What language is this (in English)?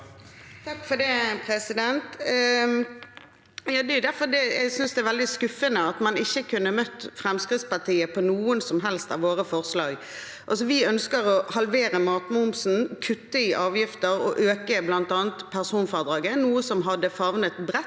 Norwegian